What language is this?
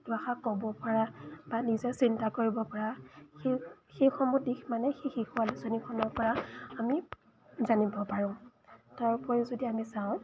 Assamese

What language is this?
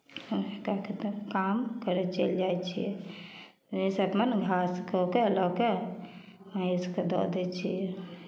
Maithili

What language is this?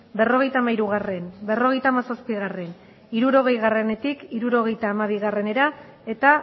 Basque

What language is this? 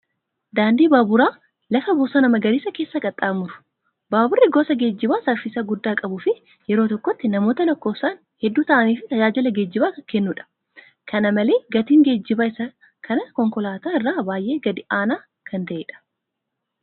Oromo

